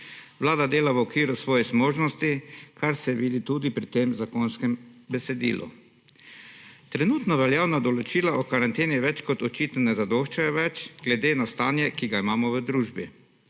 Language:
Slovenian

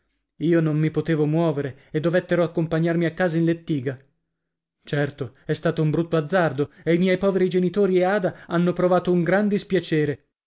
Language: Italian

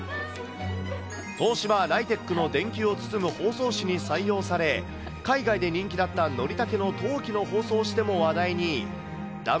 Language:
Japanese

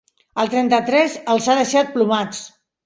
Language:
Catalan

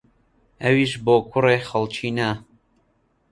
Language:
Central Kurdish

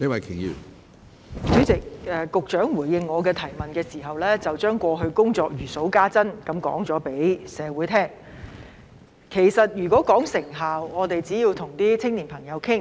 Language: Cantonese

